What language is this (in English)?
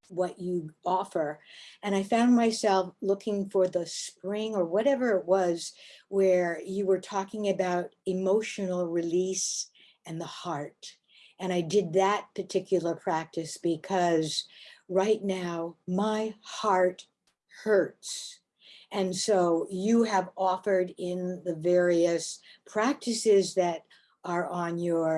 English